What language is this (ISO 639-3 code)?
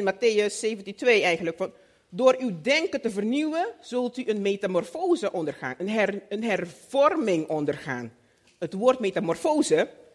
nld